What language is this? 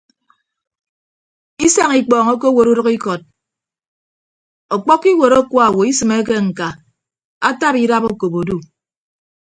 Ibibio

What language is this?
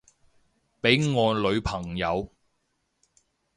Cantonese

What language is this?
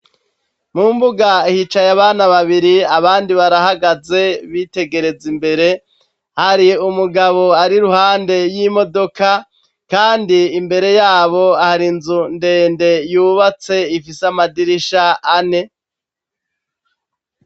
Rundi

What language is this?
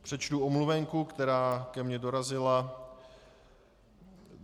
Czech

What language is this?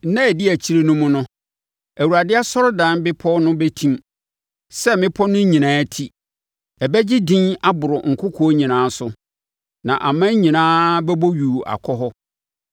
Akan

